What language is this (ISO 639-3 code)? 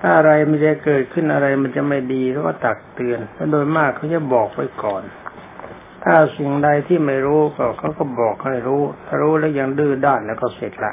tha